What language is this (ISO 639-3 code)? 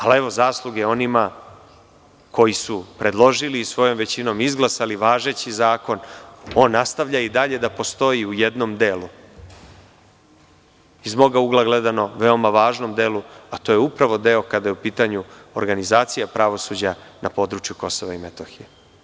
srp